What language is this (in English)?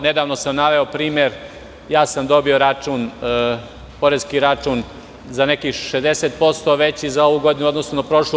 Serbian